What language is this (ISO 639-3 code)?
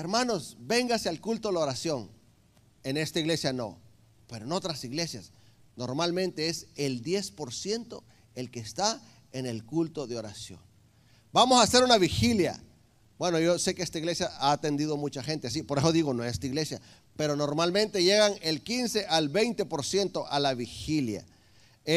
spa